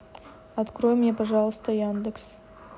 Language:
Russian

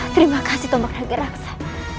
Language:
Indonesian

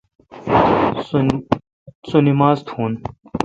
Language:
Kalkoti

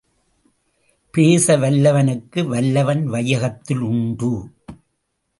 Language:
Tamil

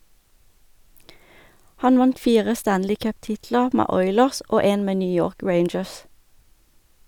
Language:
Norwegian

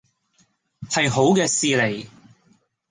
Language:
Cantonese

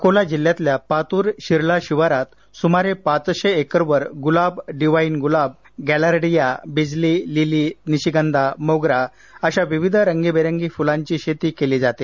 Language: Marathi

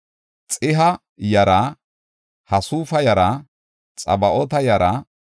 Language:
Gofa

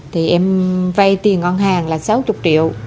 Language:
Vietnamese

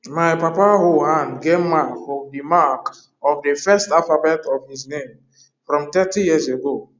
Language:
Nigerian Pidgin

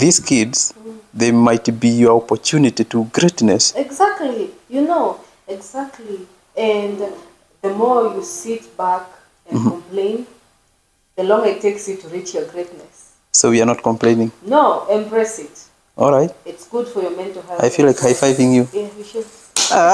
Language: English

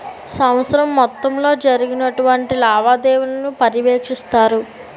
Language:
Telugu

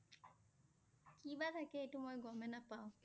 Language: Assamese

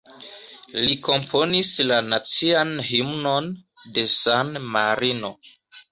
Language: Esperanto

